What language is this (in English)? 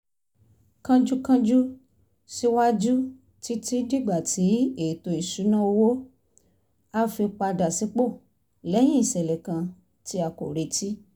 Yoruba